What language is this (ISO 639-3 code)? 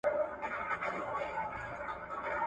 pus